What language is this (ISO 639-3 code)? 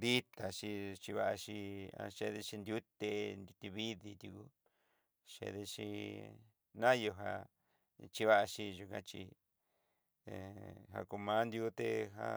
mxy